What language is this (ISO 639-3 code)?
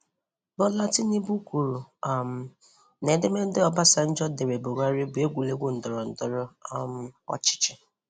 ibo